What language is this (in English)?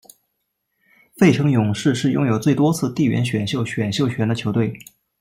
Chinese